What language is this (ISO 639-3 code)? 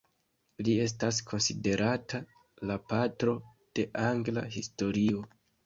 epo